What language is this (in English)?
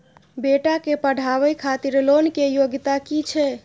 Maithili